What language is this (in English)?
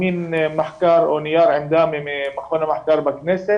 Hebrew